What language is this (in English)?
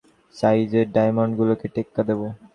Bangla